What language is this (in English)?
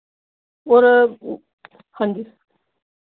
Dogri